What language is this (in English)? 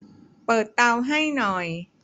Thai